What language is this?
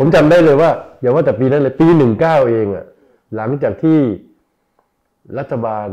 Thai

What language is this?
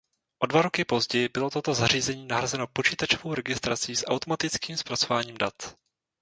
Czech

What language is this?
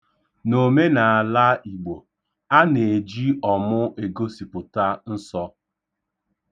Igbo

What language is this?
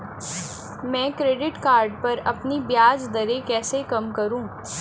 Hindi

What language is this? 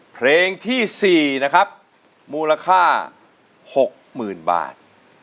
Thai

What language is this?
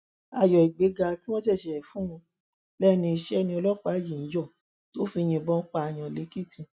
Yoruba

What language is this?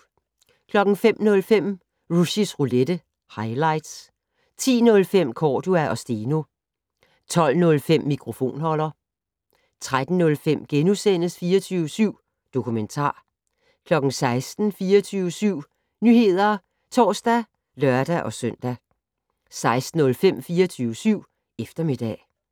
Danish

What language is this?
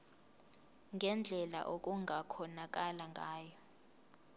Zulu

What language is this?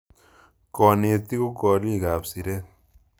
Kalenjin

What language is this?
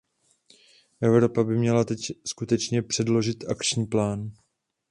Czech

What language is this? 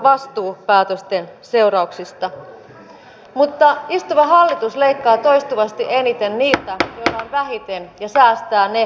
Finnish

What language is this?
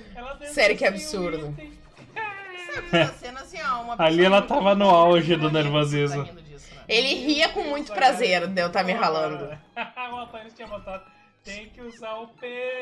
Portuguese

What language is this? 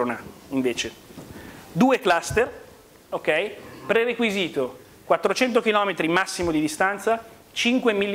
Italian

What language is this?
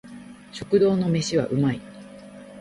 Japanese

